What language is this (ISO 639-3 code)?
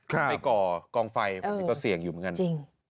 tha